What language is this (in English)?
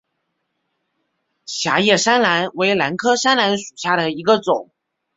Chinese